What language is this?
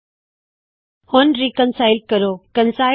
Punjabi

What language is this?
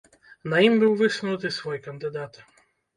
Belarusian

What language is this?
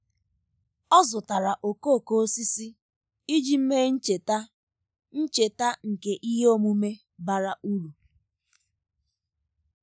Igbo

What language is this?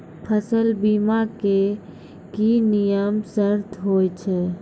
Maithili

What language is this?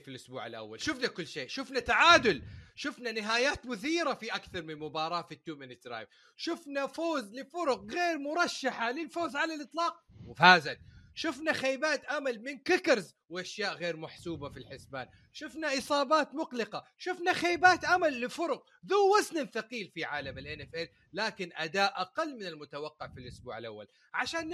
Arabic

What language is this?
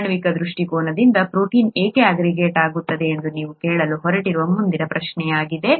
Kannada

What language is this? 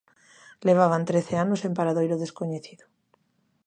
Galician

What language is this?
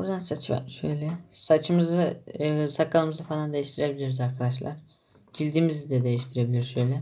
Turkish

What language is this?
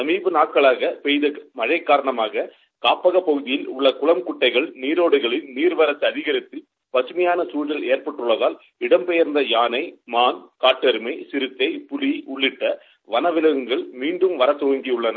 Tamil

